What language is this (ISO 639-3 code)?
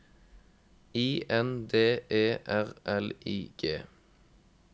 nor